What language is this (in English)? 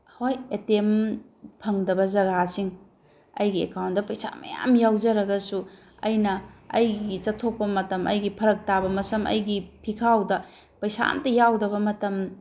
Manipuri